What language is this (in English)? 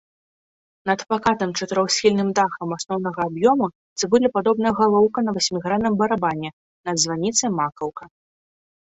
Belarusian